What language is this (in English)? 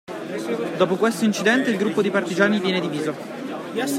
Italian